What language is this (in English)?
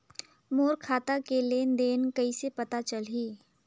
Chhattisgarhi